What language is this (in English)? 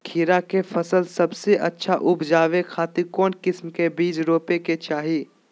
Magahi